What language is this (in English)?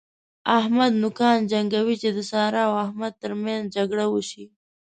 Pashto